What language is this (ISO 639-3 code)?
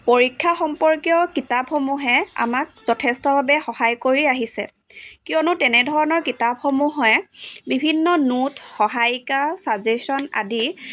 asm